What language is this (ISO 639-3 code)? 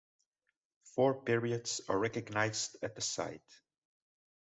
eng